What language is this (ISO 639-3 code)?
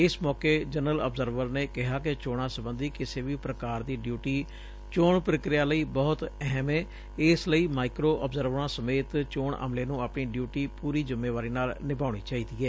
pan